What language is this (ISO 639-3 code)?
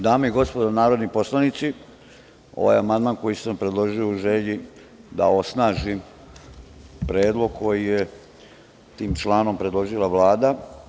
srp